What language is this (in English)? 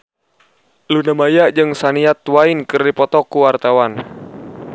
Sundanese